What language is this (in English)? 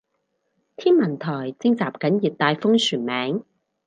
Cantonese